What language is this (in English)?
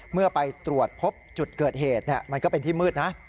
Thai